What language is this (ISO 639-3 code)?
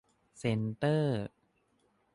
tha